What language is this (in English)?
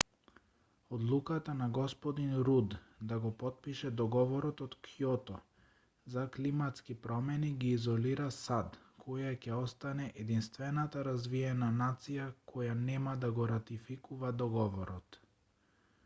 Macedonian